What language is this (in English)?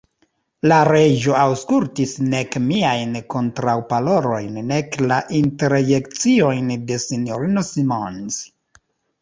Esperanto